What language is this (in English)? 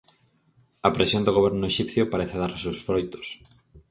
Galician